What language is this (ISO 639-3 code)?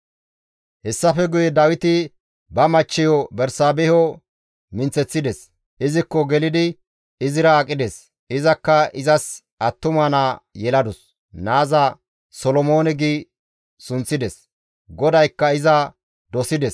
gmv